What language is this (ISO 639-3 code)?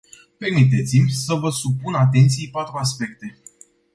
ron